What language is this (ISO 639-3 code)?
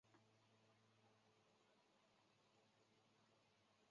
zho